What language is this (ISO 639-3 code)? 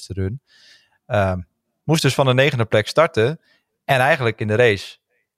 nld